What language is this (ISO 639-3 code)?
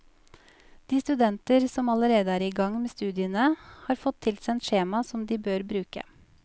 nor